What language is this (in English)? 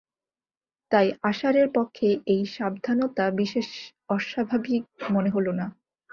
Bangla